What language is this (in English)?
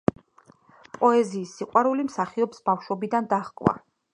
Georgian